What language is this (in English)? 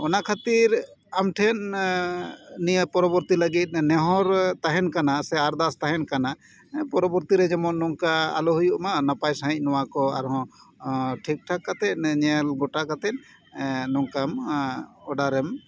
Santali